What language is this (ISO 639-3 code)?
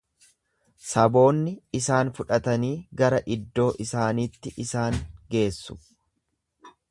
orm